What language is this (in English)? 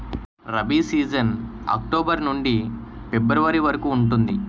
Telugu